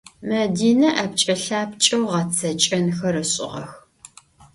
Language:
Adyghe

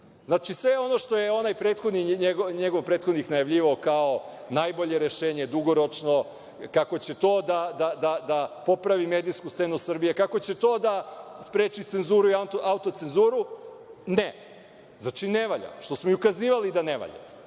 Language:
Serbian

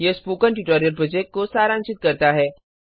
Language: Hindi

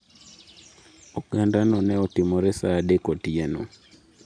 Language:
Luo (Kenya and Tanzania)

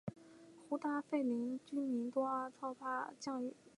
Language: Chinese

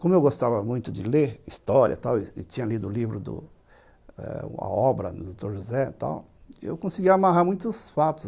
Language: Portuguese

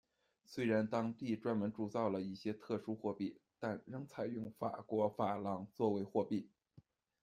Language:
Chinese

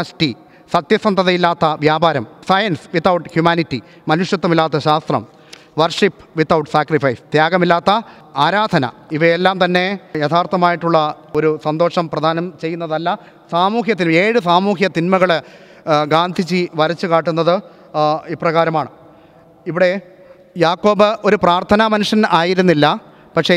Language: Malayalam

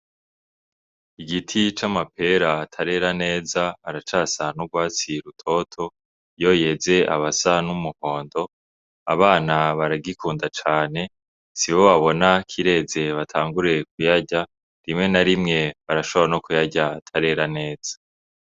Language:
Rundi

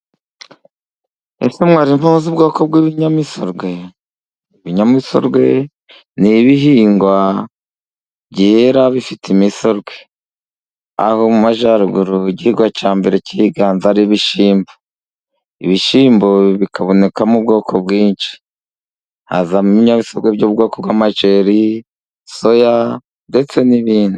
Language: Kinyarwanda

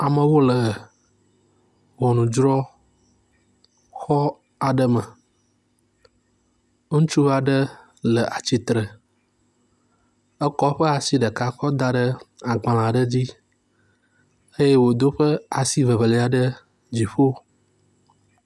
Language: Ewe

